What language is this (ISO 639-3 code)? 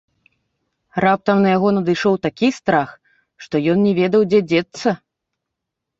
bel